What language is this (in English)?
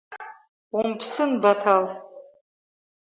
Abkhazian